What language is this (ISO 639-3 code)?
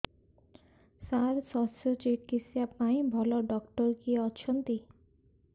ori